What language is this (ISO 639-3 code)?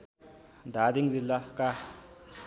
nep